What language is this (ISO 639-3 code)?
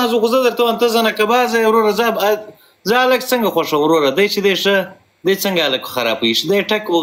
fas